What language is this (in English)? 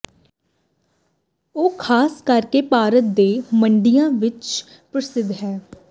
Punjabi